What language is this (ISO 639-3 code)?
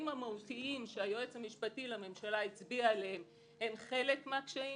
heb